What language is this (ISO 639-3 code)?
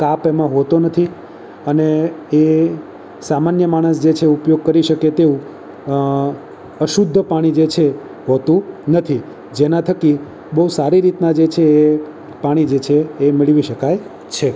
guj